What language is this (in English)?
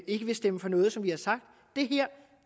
Danish